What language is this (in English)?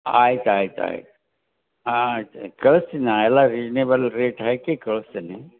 Kannada